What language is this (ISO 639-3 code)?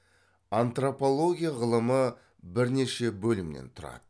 kaz